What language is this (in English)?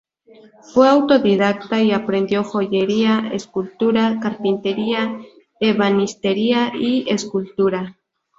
Spanish